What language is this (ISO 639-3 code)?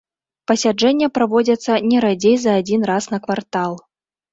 bel